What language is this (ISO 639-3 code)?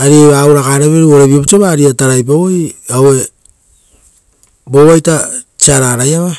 roo